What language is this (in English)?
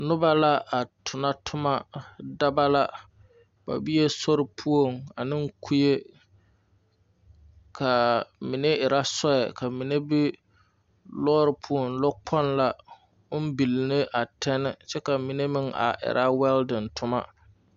Southern Dagaare